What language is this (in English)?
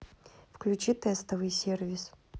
Russian